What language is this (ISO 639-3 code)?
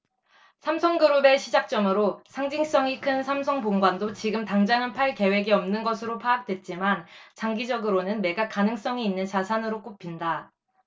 kor